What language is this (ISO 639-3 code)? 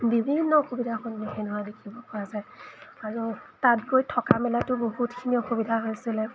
asm